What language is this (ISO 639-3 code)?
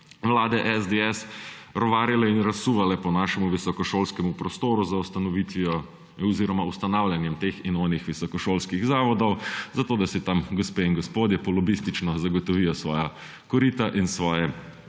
slv